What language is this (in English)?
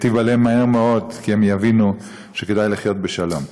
Hebrew